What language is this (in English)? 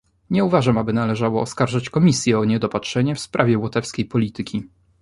Polish